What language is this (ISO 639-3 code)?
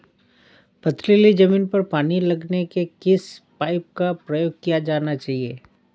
hin